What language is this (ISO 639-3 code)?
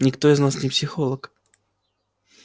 rus